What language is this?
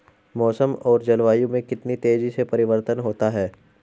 Hindi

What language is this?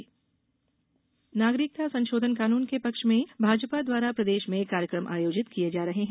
Hindi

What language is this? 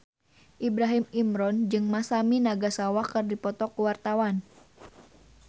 Sundanese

